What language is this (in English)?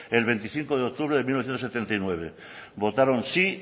Spanish